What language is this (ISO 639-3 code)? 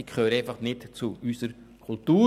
gsw